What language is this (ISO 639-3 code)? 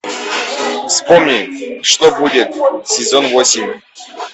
rus